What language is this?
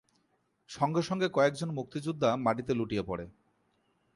Bangla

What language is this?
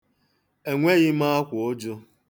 Igbo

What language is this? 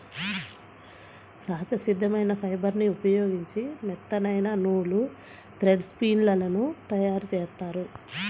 Telugu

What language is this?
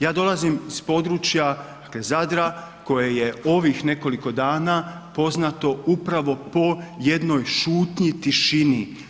Croatian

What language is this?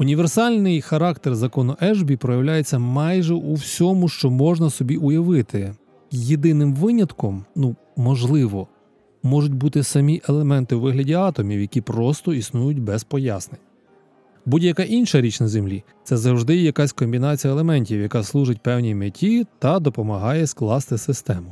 Ukrainian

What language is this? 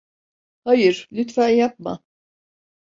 Turkish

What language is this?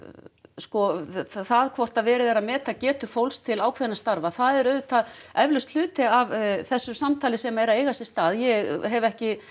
Icelandic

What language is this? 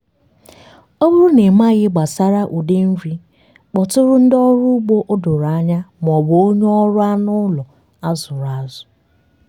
Igbo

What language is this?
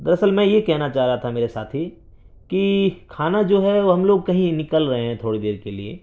Urdu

